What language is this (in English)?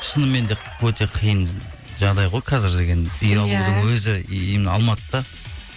Kazakh